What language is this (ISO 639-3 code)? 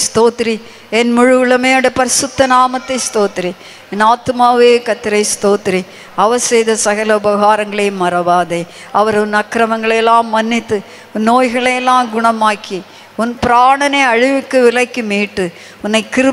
ron